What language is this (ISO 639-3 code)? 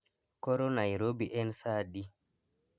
luo